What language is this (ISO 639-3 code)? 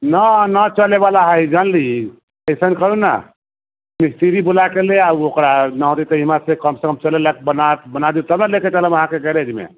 mai